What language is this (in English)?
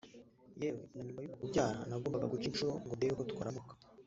Kinyarwanda